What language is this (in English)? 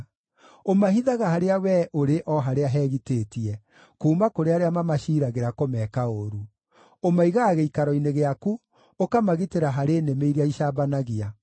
Kikuyu